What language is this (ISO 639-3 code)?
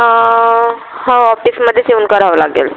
mar